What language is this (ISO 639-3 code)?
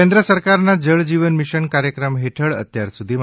guj